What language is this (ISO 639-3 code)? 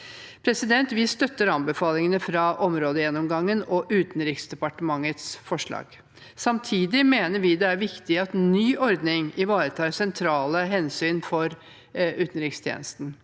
nor